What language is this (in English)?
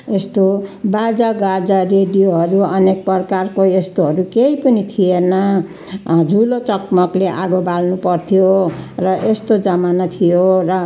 Nepali